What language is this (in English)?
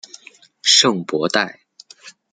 Chinese